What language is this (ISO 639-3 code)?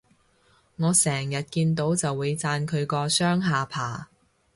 yue